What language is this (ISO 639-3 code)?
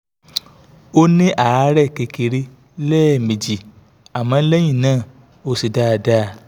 yor